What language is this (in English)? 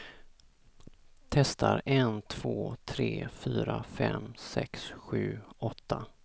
Swedish